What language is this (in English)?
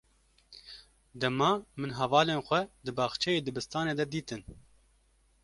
Kurdish